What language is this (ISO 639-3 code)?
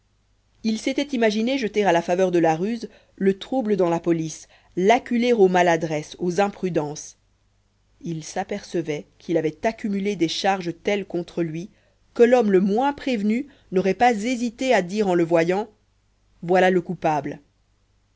fra